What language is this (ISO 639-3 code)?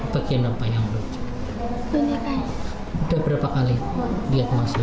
ind